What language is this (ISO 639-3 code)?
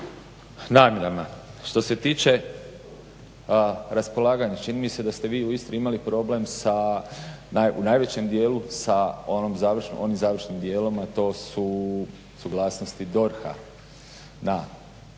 hrv